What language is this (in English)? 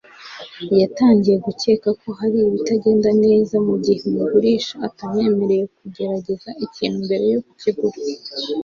Kinyarwanda